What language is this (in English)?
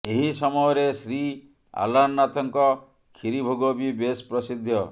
Odia